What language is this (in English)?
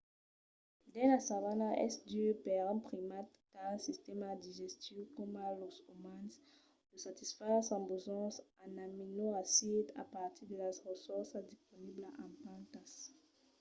Occitan